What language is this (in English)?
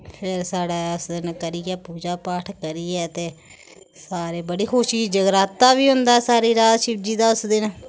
Dogri